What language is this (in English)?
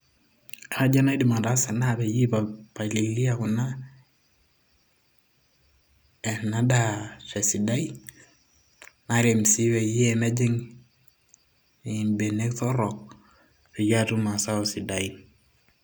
Masai